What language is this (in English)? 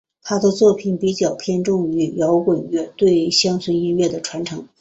Chinese